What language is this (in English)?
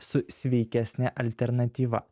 Lithuanian